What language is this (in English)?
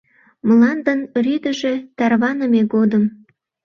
Mari